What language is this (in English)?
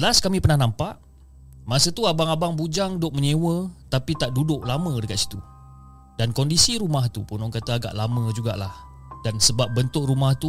Malay